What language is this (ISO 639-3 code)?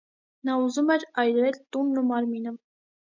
hye